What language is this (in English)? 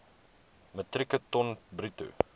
Afrikaans